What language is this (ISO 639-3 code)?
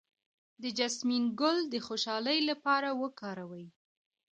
pus